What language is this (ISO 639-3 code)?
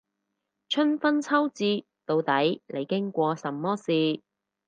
yue